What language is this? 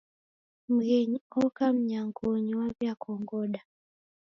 Taita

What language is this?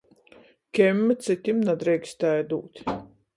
Latgalian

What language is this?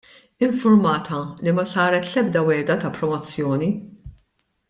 Maltese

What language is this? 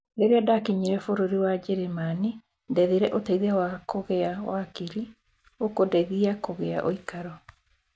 Kikuyu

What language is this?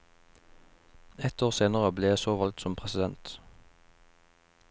Norwegian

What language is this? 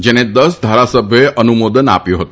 Gujarati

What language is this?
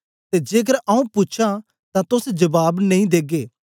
Dogri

